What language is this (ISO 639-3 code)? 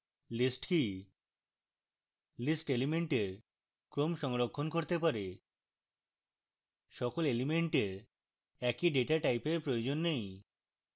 ben